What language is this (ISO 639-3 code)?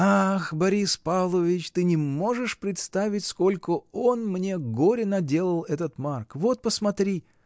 rus